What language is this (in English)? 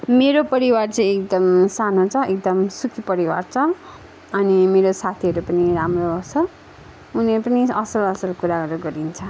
Nepali